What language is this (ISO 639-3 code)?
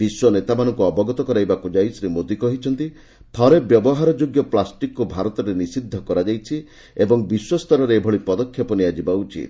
ori